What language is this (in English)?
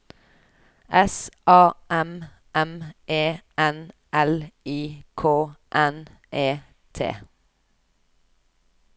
Norwegian